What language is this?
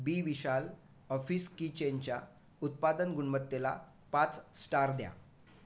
Marathi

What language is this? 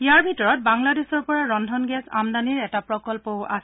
Assamese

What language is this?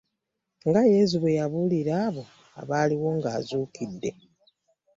Ganda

